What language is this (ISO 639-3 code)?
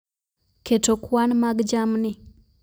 luo